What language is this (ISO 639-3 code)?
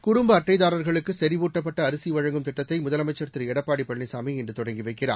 tam